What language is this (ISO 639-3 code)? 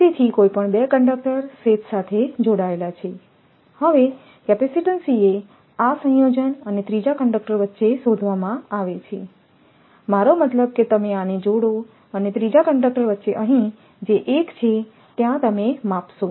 guj